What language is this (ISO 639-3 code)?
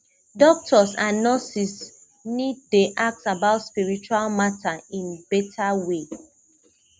pcm